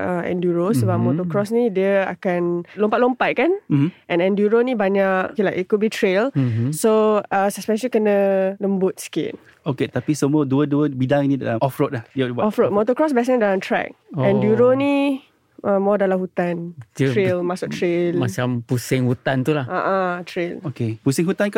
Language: Malay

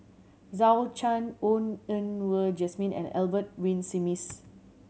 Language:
English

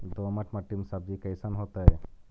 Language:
Magahi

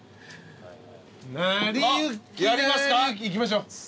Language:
Japanese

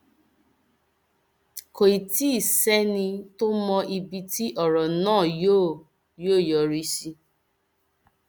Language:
Yoruba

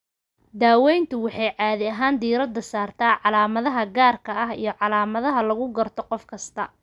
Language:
Somali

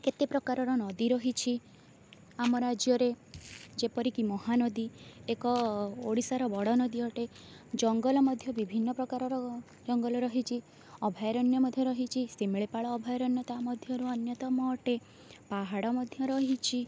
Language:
Odia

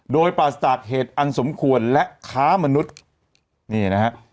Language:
Thai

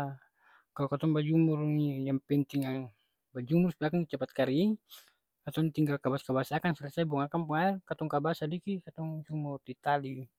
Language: Ambonese Malay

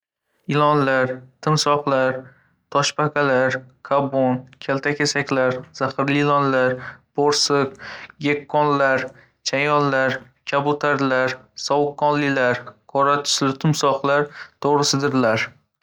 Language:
Uzbek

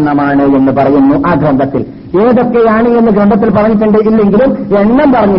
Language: Malayalam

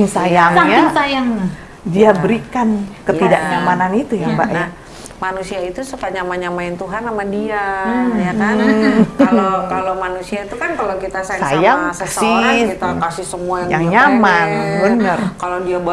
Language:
Indonesian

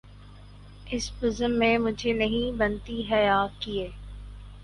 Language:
Urdu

